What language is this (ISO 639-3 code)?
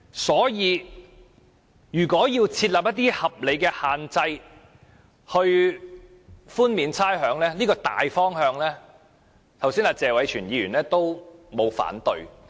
yue